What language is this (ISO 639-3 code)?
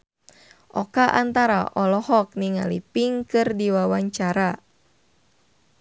sun